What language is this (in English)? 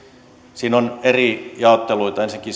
Finnish